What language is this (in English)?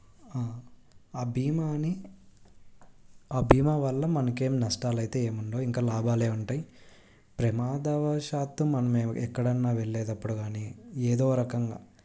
Telugu